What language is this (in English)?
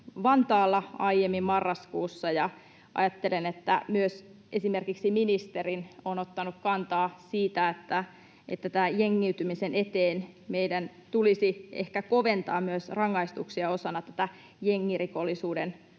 Finnish